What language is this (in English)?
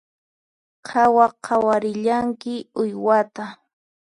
Puno Quechua